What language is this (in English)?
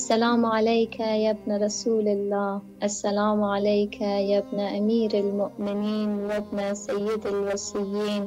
Persian